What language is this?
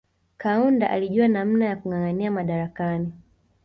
Swahili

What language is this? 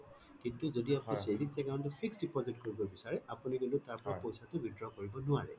Assamese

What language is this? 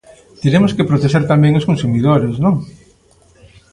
Galician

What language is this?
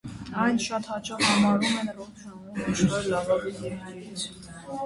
Armenian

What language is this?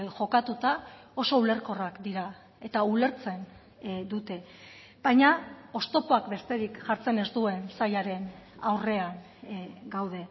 Basque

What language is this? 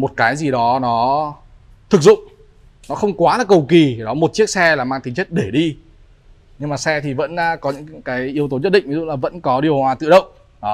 Vietnamese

